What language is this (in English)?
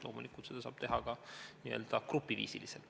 Estonian